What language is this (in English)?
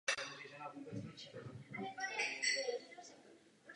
Czech